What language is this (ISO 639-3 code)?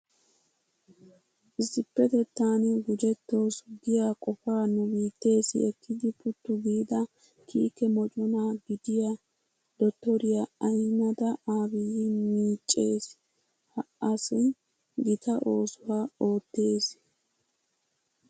wal